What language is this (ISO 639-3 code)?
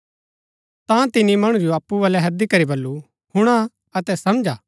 gbk